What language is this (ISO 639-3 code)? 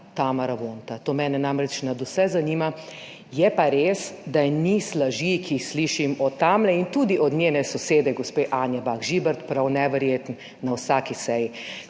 slv